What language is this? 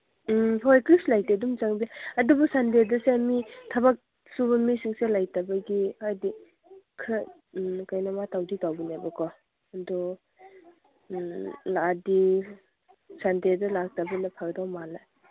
Manipuri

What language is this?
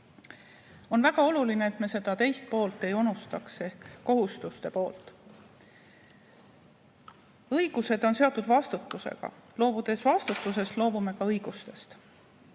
Estonian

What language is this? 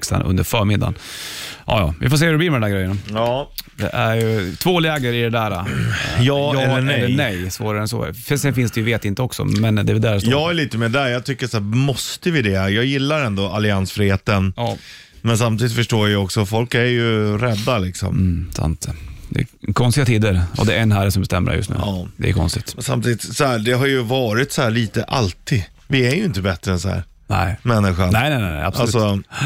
Swedish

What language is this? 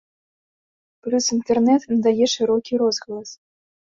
Belarusian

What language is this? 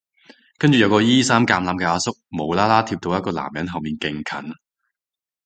Cantonese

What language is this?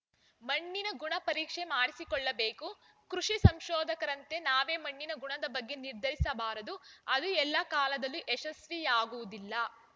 Kannada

